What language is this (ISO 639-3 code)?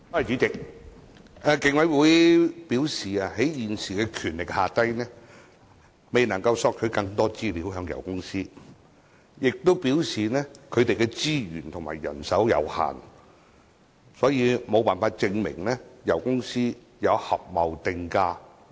yue